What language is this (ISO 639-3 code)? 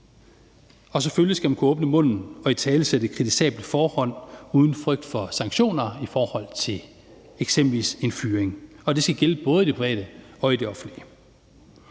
dan